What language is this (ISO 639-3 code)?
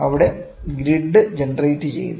mal